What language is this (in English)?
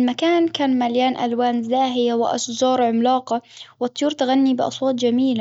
Hijazi Arabic